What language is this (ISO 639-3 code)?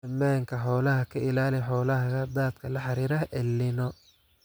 som